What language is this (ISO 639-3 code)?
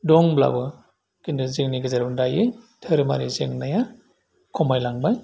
brx